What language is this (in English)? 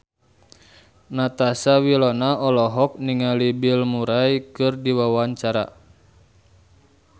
Sundanese